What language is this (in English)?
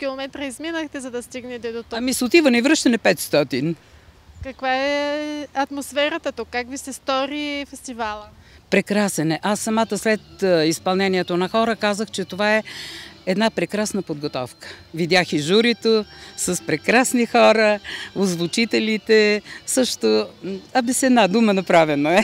Bulgarian